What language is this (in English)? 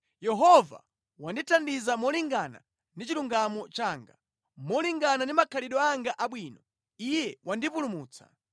Nyanja